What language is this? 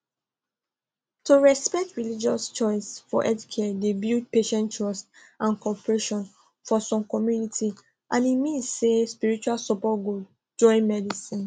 Nigerian Pidgin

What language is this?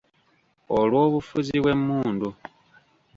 Ganda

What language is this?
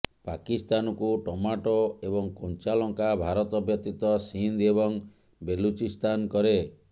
Odia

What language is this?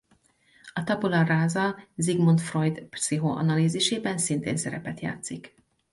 Hungarian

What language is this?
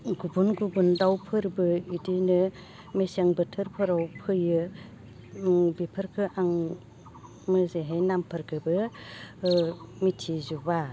Bodo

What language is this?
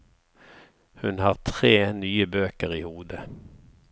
Norwegian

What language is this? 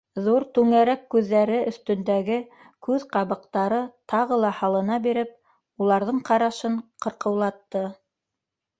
Bashkir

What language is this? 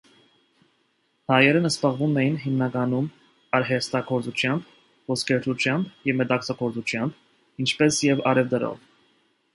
Armenian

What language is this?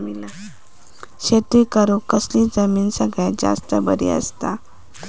Marathi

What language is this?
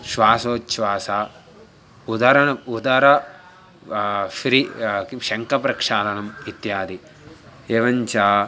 Sanskrit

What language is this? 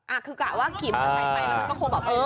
Thai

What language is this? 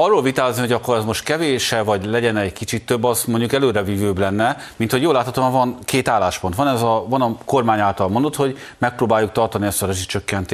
Hungarian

